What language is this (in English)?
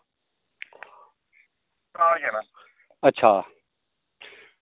Dogri